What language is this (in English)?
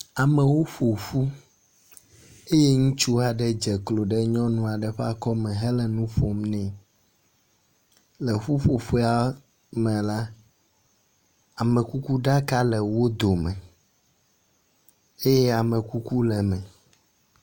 Ewe